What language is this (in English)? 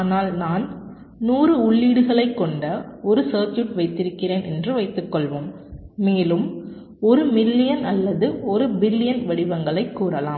Tamil